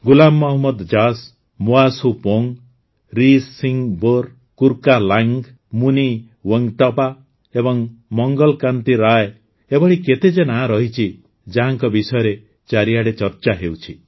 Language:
Odia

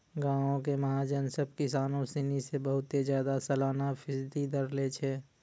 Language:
Maithili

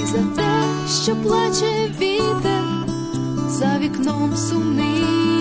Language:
Ukrainian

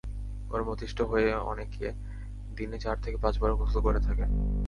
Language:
Bangla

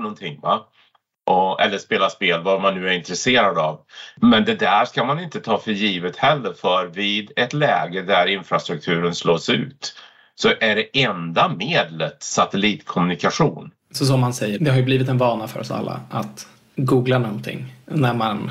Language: Swedish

